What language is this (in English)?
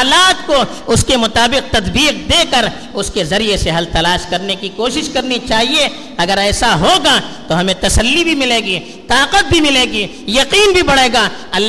Urdu